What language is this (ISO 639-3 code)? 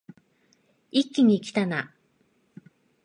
jpn